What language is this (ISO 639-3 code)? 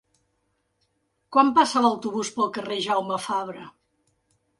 cat